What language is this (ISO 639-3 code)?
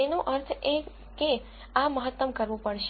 guj